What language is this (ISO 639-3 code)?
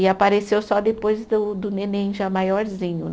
por